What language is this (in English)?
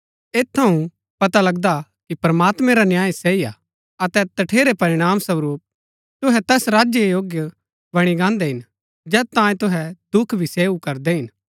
Gaddi